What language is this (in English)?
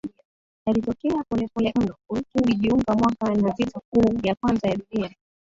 Swahili